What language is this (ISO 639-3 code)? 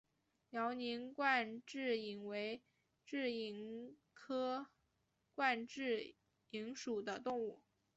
zho